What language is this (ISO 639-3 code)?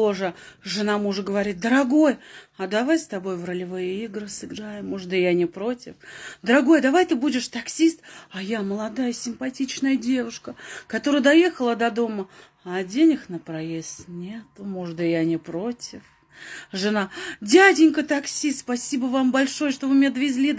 rus